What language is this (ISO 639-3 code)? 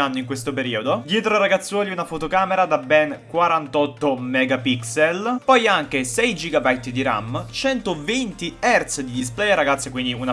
ita